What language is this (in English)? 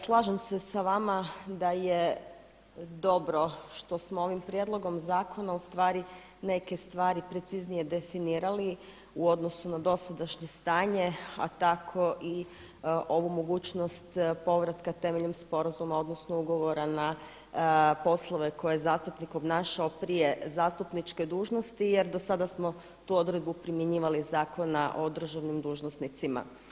Croatian